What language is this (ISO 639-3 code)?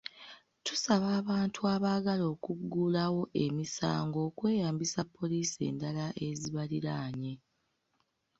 lug